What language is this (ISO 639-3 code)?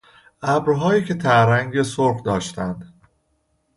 fas